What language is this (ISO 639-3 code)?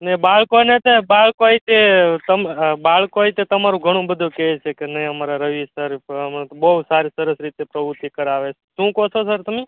guj